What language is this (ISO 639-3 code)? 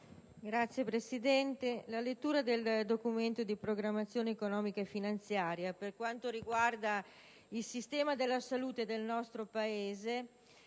ita